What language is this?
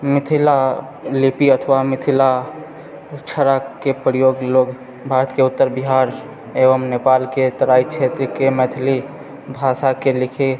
Maithili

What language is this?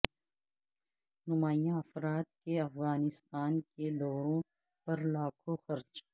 Urdu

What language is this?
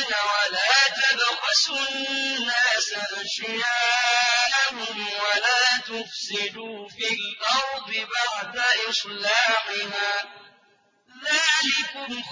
Arabic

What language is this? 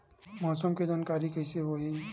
Chhattisgarhi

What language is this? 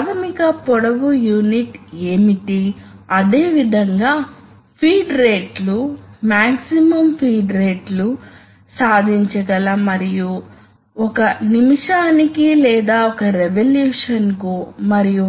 Telugu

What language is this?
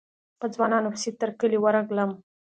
Pashto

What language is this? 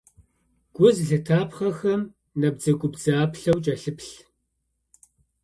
Kabardian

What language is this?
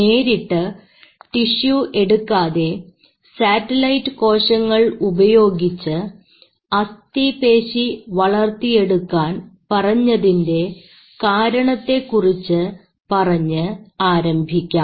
Malayalam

